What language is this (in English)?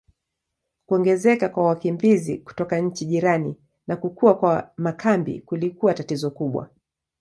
Swahili